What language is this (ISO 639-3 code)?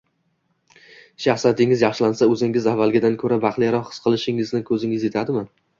uzb